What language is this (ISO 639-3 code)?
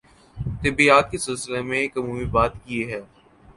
urd